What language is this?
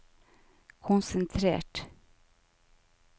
Norwegian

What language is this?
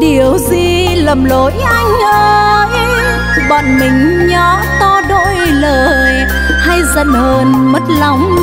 Vietnamese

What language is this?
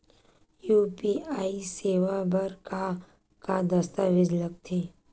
Chhattisgarhi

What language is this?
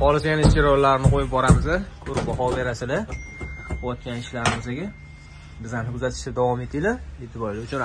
Turkish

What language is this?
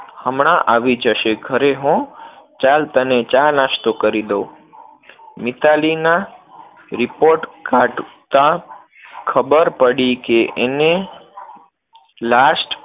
Gujarati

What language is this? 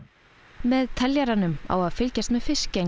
Icelandic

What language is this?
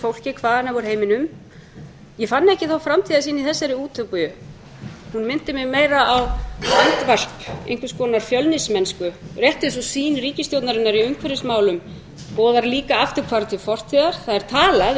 Icelandic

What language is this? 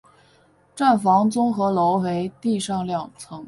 Chinese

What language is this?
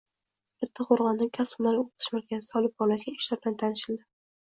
Uzbek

